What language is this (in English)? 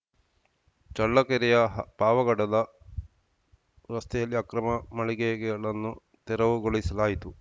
Kannada